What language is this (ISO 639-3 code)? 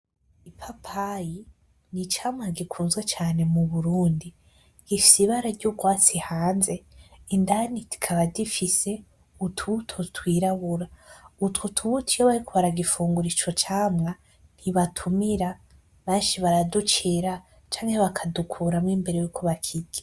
run